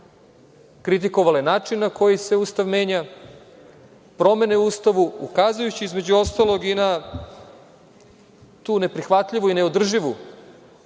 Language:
Serbian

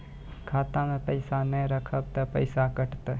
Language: Maithili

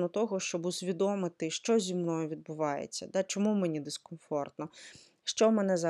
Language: Ukrainian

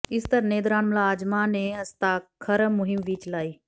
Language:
Punjabi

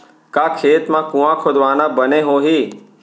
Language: Chhattisgarhi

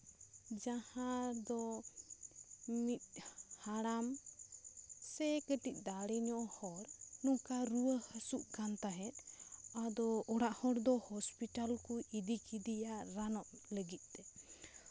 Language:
Santali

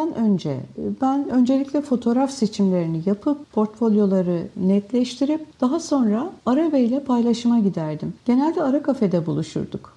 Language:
Turkish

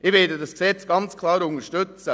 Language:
Swiss German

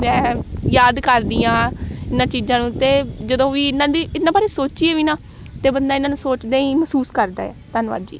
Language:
Punjabi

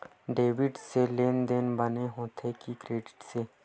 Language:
Chhattisgarhi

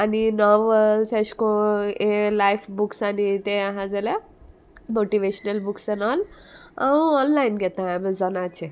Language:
Konkani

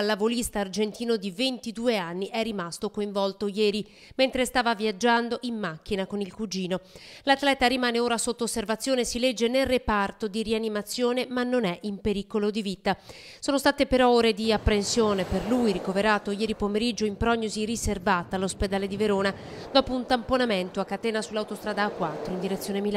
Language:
Italian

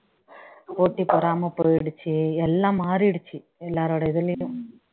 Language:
Tamil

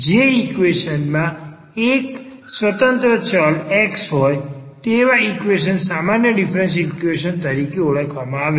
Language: Gujarati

